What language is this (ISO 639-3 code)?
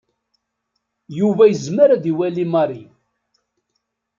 kab